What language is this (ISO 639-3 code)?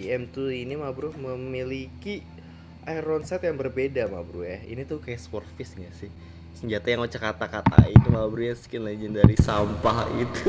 ind